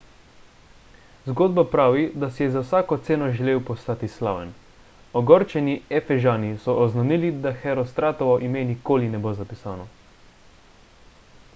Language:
Slovenian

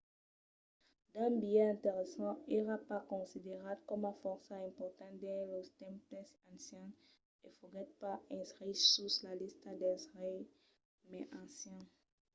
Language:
Occitan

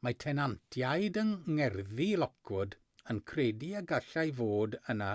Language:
Welsh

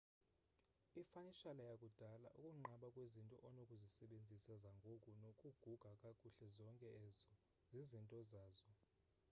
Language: Xhosa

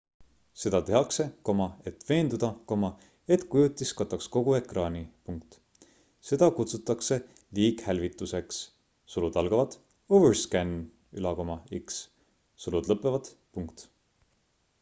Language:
Estonian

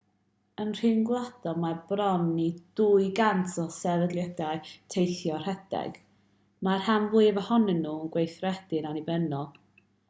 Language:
Welsh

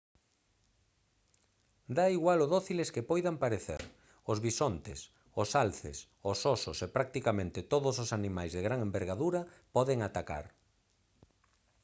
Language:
Galician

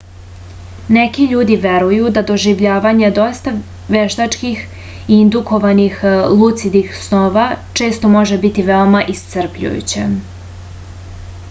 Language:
Serbian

